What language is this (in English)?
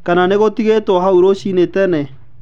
Kikuyu